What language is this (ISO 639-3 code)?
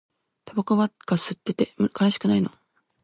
jpn